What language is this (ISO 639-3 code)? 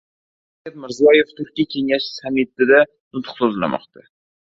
uzb